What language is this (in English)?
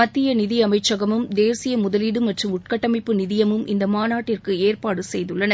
Tamil